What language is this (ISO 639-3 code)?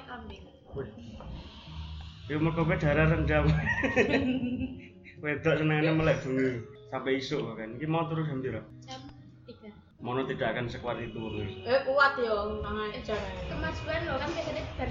ind